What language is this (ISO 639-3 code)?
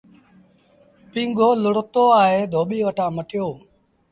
sbn